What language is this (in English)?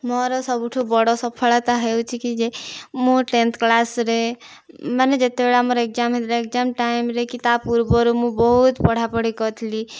Odia